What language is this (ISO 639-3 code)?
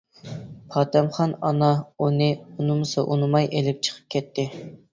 uig